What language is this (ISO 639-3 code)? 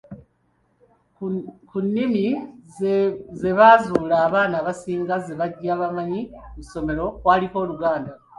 lug